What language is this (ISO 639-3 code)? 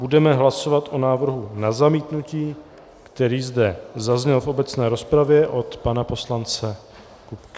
ces